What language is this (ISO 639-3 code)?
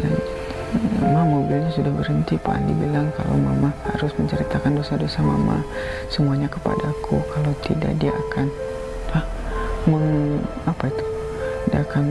ind